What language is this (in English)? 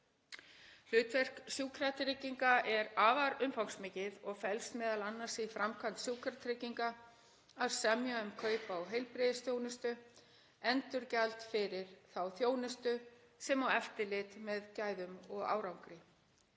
Icelandic